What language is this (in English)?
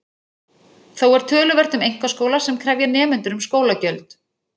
Icelandic